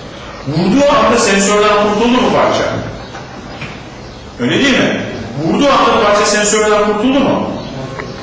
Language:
Turkish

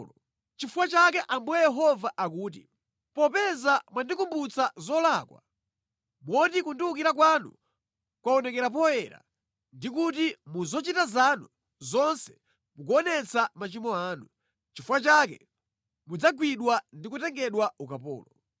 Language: Nyanja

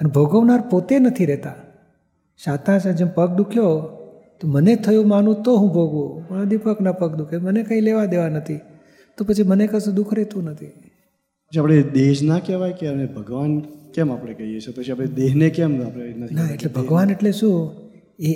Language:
Gujarati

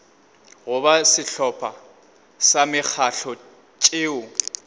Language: Northern Sotho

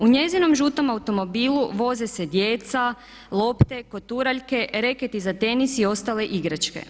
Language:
Croatian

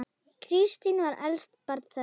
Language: Icelandic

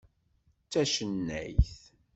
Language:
Kabyle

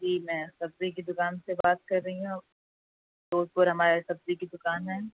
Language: Urdu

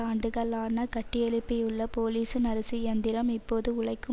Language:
Tamil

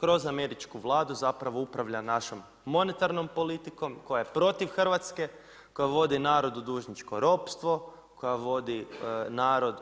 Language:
Croatian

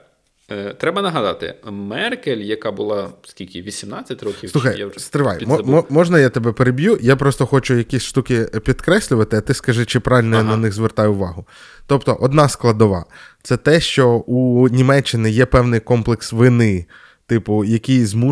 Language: Ukrainian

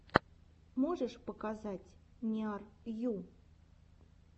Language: Russian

